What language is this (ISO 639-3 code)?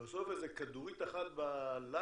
heb